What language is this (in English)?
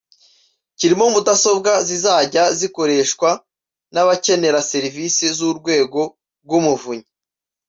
Kinyarwanda